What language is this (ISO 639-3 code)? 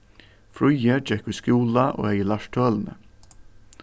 fao